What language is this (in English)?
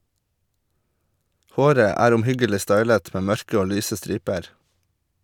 Norwegian